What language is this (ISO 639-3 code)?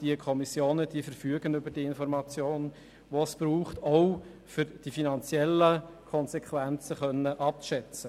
gsw